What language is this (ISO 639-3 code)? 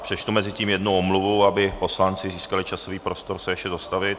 ces